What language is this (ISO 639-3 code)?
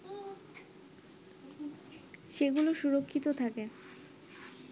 ben